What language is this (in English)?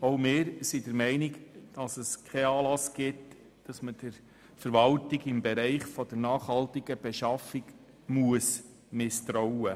Swiss German